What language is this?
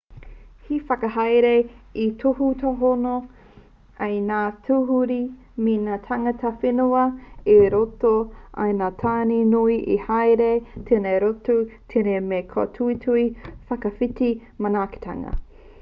Māori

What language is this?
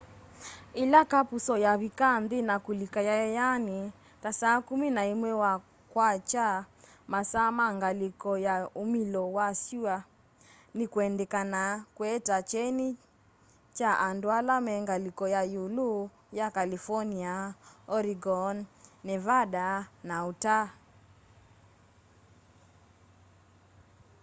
Kamba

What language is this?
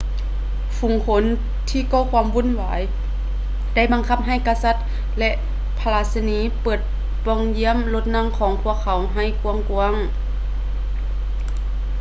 Lao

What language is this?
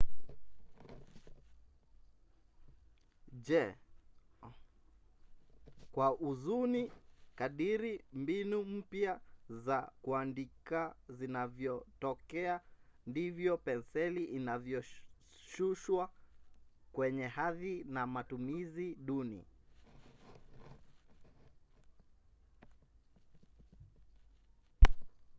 Swahili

